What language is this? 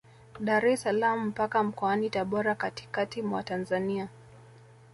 Swahili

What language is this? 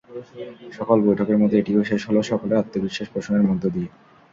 Bangla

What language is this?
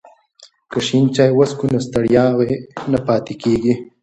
Pashto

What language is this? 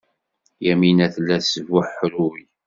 Kabyle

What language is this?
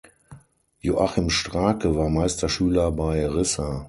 German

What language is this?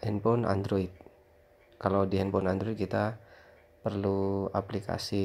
Indonesian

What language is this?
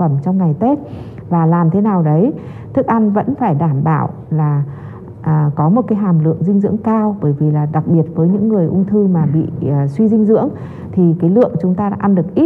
Vietnamese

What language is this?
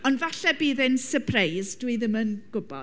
Welsh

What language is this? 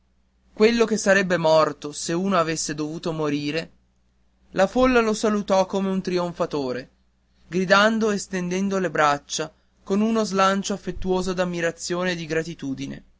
Italian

